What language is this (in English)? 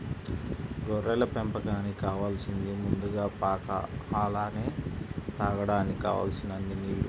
Telugu